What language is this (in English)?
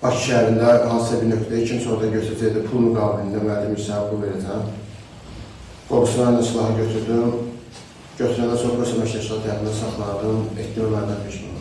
Turkish